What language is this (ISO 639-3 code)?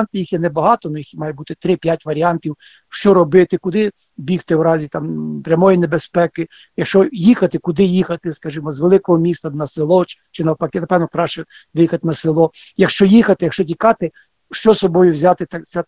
ukr